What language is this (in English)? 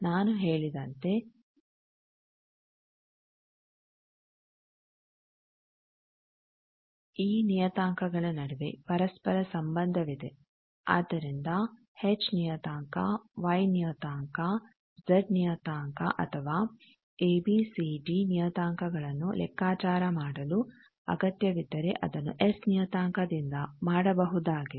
Kannada